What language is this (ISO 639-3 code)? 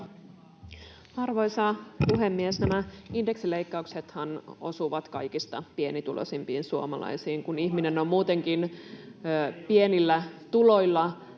fin